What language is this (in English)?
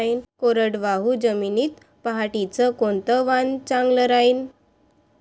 Marathi